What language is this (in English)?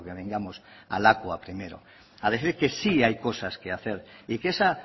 Spanish